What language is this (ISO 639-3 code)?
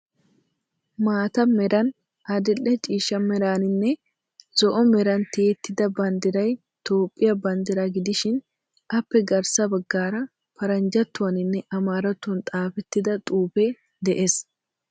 wal